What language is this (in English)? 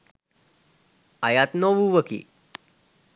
Sinhala